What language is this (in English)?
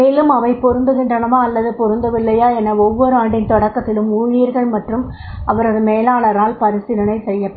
Tamil